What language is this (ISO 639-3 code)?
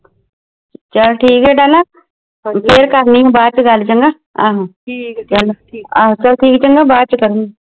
pan